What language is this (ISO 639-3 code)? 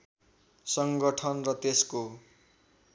nep